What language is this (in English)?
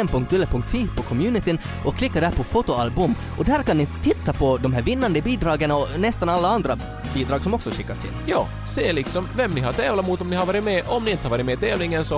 Swedish